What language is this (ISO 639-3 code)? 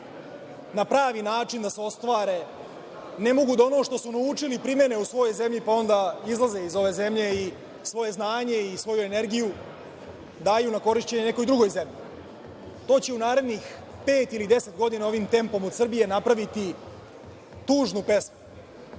srp